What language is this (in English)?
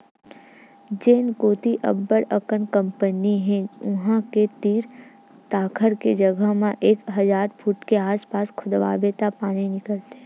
Chhattisgarhi